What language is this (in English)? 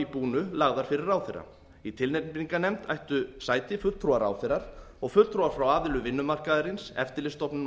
Icelandic